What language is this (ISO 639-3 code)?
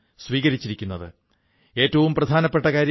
mal